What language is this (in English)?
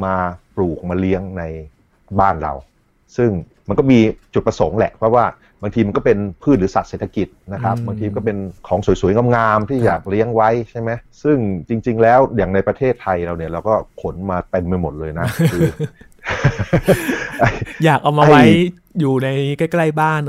Thai